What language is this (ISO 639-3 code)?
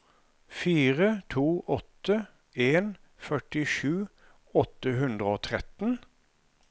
nor